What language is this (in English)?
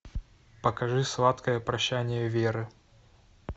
Russian